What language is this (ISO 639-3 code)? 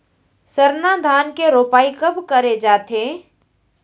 hne